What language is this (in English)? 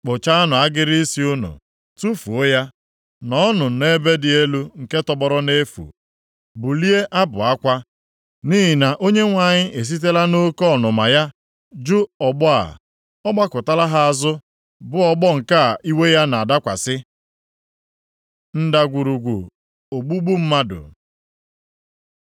Igbo